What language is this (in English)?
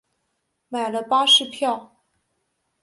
Chinese